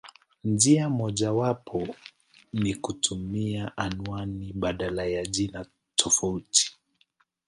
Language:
Swahili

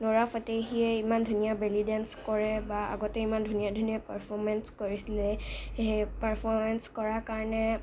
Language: Assamese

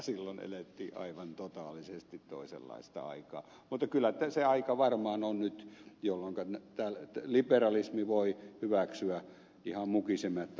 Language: Finnish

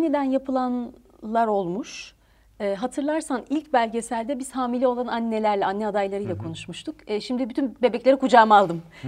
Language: Turkish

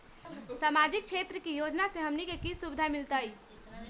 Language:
Magahi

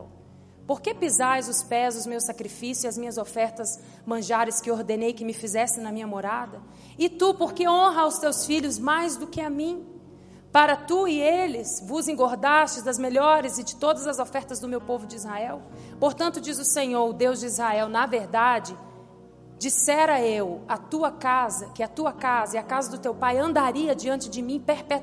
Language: Portuguese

